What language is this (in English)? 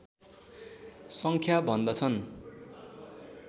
Nepali